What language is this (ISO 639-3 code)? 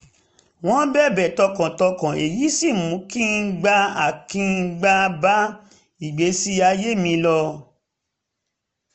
yor